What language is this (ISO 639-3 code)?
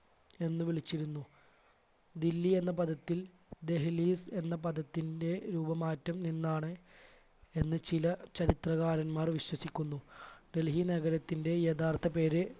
mal